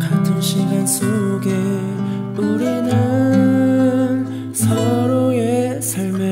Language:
Korean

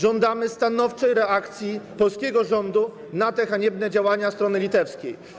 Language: Polish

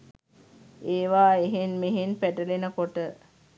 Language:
Sinhala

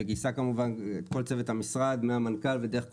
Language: Hebrew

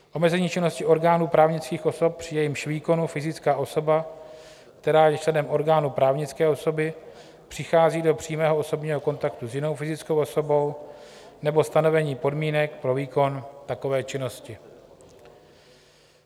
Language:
Czech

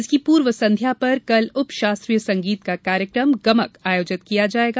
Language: Hindi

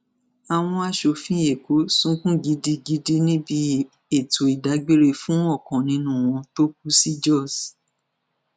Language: Yoruba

